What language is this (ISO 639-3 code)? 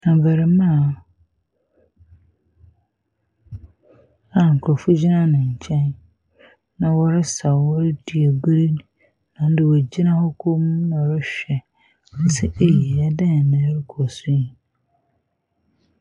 aka